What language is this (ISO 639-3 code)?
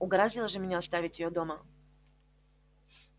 rus